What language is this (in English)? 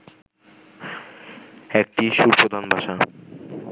Bangla